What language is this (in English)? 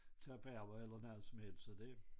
Danish